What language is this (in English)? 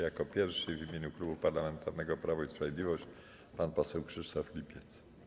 Polish